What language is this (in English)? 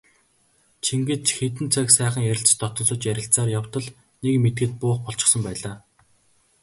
Mongolian